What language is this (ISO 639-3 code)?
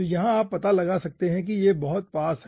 hin